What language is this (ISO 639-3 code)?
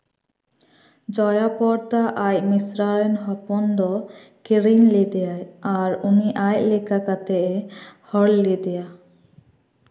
sat